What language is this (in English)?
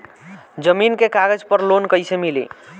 Bhojpuri